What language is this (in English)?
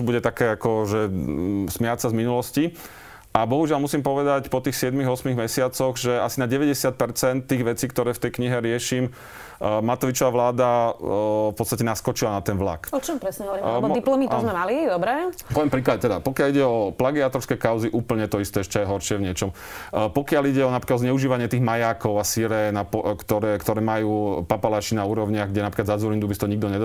Slovak